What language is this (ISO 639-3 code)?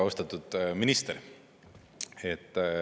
est